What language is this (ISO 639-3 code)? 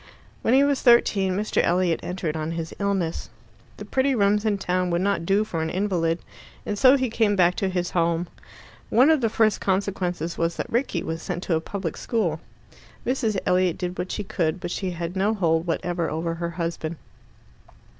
eng